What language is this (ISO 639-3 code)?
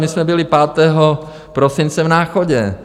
ces